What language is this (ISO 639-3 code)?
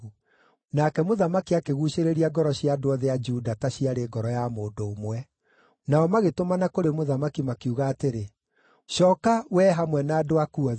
kik